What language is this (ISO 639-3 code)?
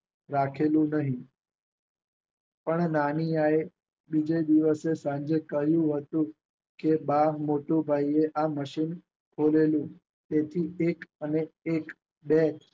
guj